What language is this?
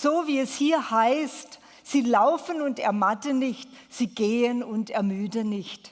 German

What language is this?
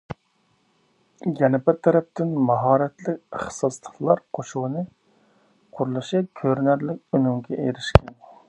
Uyghur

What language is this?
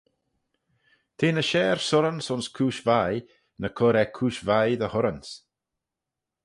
Manx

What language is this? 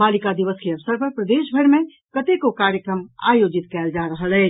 Maithili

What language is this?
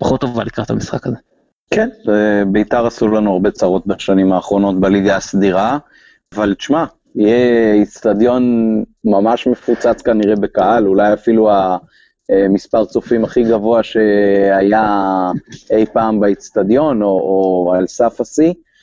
Hebrew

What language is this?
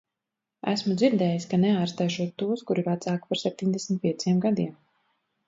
Latvian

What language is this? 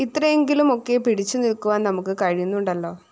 Malayalam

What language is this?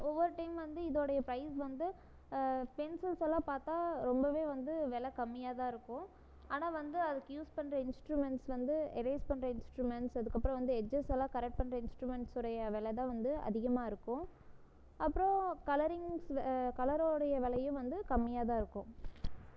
Tamil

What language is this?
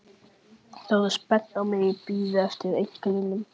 Icelandic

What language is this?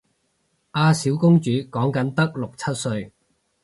Cantonese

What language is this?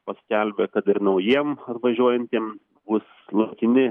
Lithuanian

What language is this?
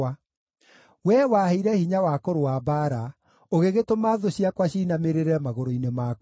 Kikuyu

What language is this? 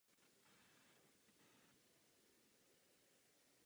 Czech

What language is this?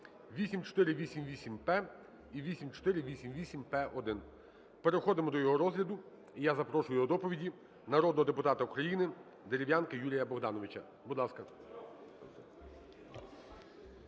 Ukrainian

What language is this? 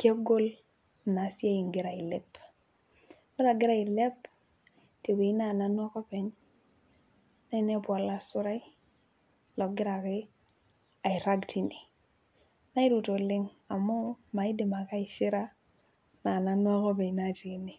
Masai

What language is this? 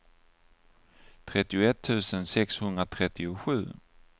Swedish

